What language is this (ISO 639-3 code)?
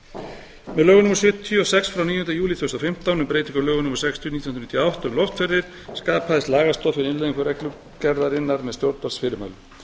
isl